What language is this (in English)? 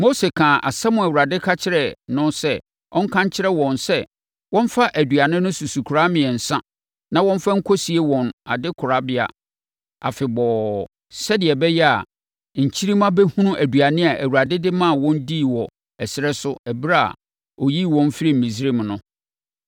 Akan